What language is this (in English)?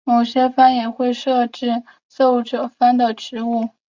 Chinese